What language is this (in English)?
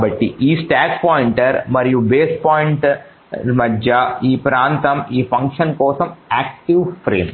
Telugu